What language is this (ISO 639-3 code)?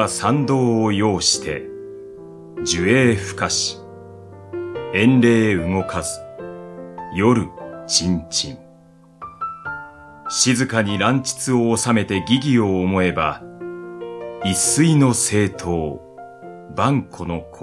jpn